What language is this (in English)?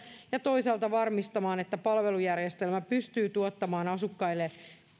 Finnish